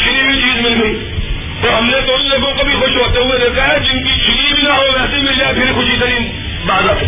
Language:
Urdu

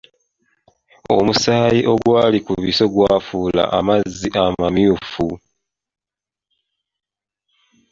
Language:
Ganda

